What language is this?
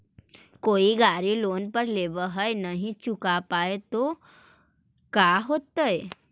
Magahi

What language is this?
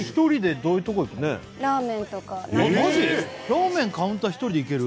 Japanese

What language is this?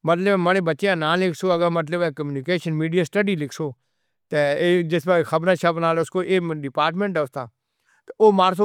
Northern Hindko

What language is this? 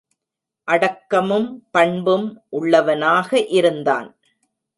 Tamil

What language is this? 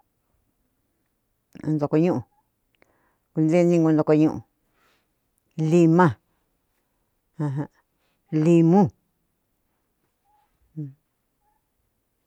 Cuyamecalco Mixtec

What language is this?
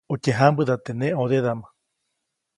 Copainalá Zoque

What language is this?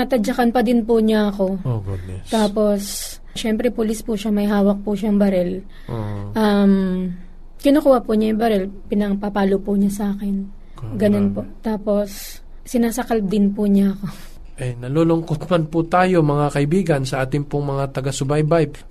Filipino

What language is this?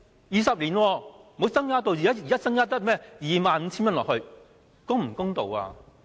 Cantonese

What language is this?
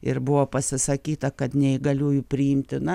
Lithuanian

